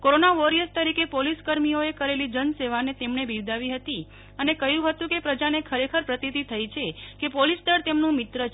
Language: Gujarati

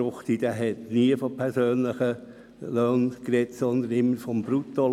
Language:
Swiss German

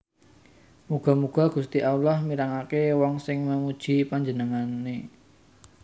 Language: Javanese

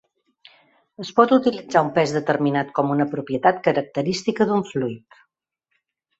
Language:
Catalan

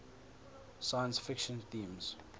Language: English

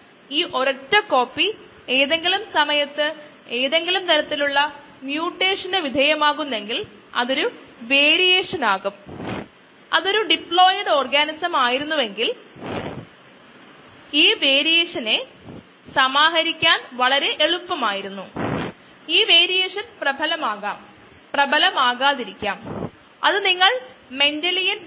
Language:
Malayalam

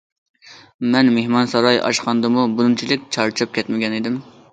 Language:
Uyghur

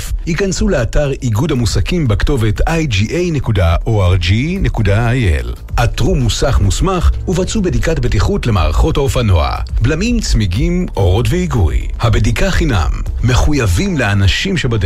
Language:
Hebrew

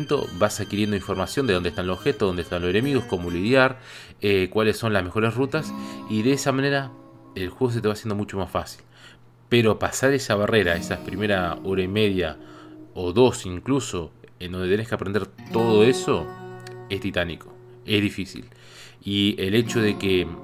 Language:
Spanish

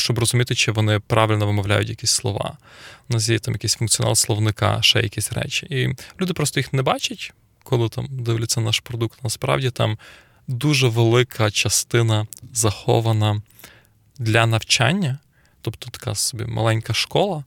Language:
Ukrainian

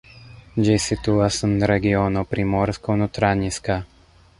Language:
Esperanto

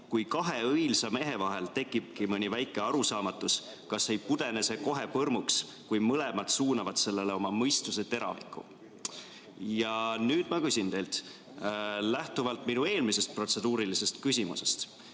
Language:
Estonian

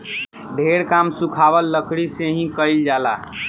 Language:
Bhojpuri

